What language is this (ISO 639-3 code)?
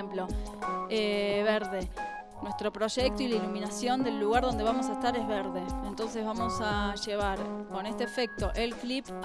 spa